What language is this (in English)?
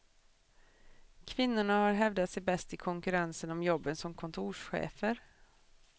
Swedish